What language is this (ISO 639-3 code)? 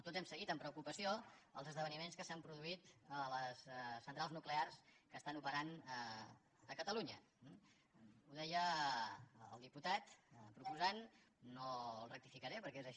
cat